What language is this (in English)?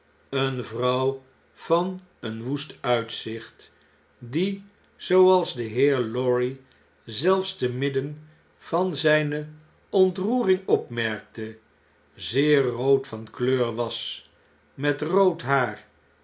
Dutch